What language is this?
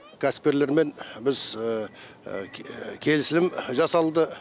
Kazakh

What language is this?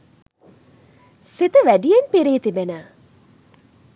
Sinhala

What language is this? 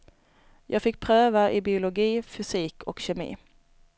Swedish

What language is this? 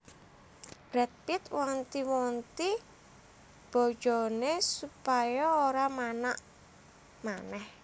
Javanese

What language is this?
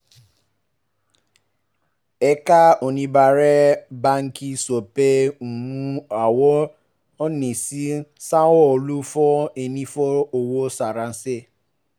Yoruba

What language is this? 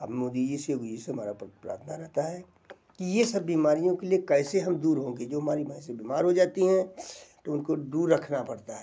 Hindi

